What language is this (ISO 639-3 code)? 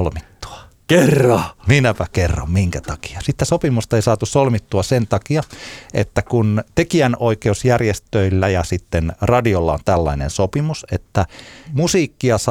fin